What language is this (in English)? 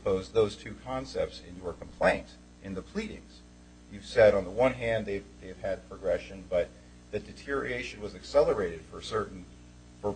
English